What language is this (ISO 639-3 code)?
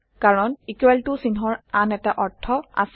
asm